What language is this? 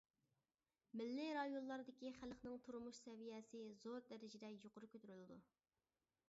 Uyghur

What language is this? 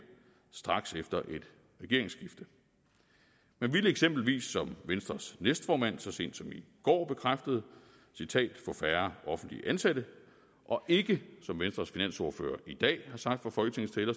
Danish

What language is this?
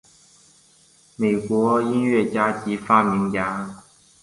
Chinese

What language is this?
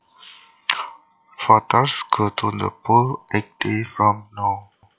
Javanese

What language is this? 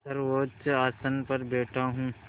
Hindi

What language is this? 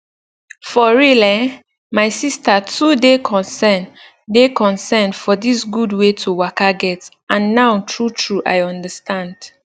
Nigerian Pidgin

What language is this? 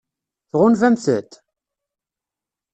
Kabyle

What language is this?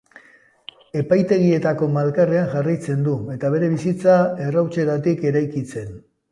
Basque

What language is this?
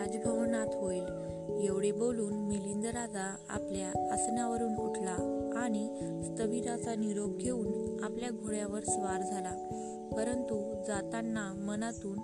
Marathi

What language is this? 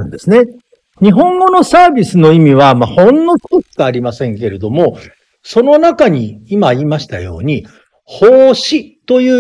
Japanese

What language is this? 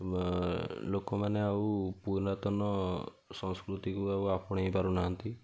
Odia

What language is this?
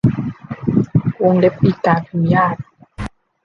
Thai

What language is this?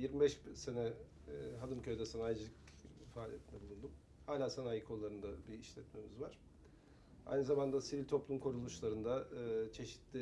Turkish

